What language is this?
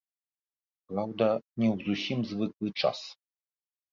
Belarusian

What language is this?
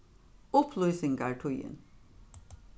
Faroese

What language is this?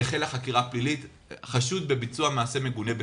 Hebrew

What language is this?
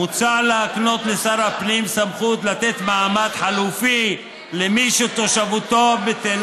Hebrew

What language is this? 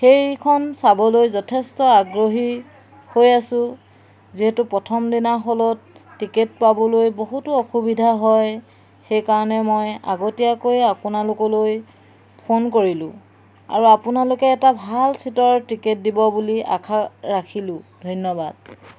Assamese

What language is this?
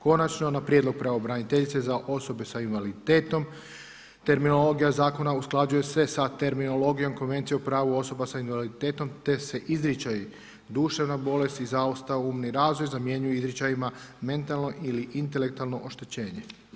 Croatian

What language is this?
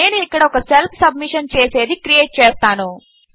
Telugu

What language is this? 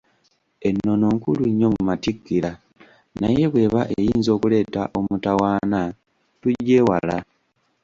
Ganda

